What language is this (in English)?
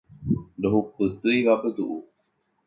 Guarani